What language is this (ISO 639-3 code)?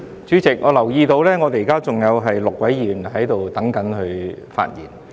yue